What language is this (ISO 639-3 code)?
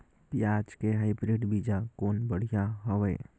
hne